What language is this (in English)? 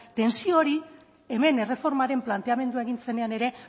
Basque